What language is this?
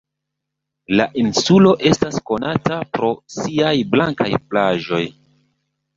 Esperanto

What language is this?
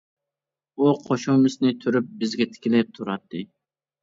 Uyghur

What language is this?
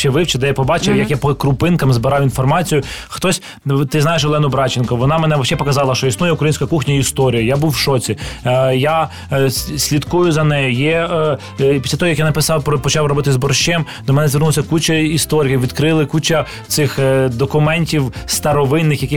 Ukrainian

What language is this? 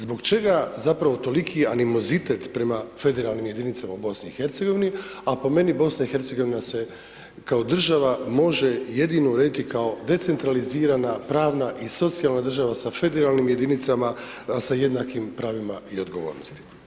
Croatian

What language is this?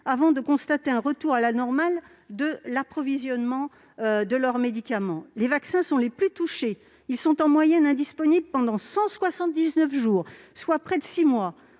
French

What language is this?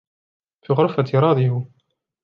Arabic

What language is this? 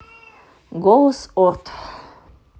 Russian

